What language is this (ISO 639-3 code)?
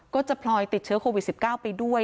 tha